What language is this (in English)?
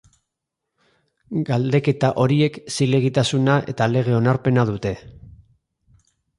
Basque